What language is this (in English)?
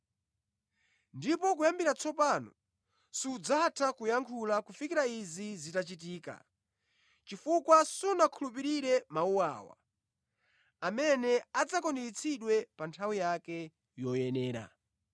Nyanja